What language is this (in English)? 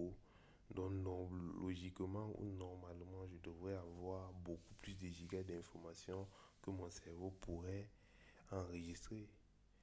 French